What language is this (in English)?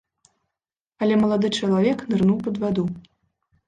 Belarusian